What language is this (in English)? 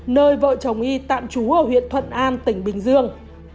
Vietnamese